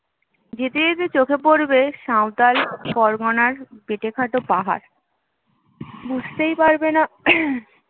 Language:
Bangla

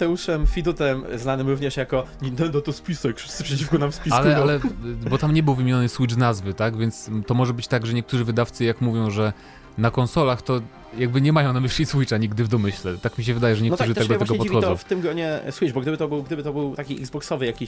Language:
Polish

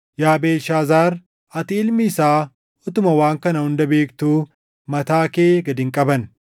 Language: Oromo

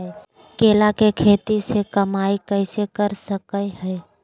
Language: Magahi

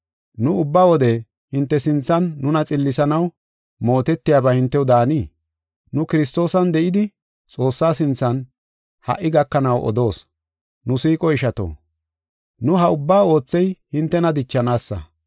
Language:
Gofa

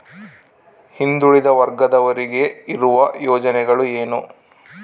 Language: Kannada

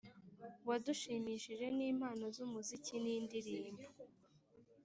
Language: Kinyarwanda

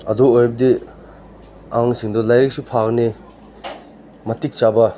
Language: Manipuri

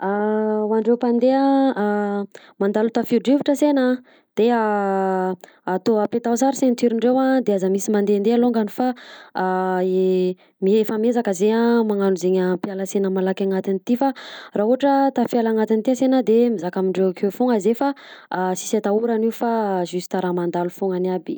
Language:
Southern Betsimisaraka Malagasy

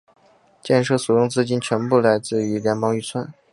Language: Chinese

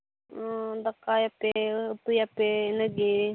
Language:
Santali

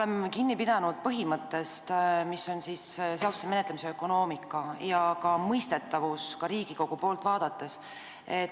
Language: Estonian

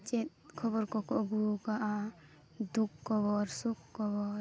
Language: Santali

